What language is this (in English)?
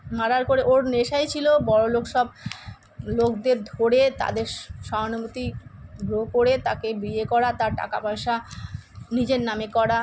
Bangla